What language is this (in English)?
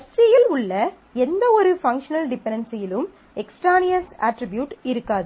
Tamil